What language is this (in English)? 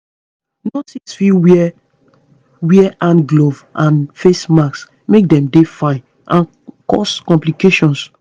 Nigerian Pidgin